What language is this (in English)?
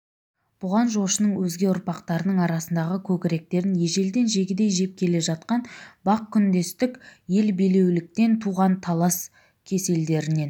Kazakh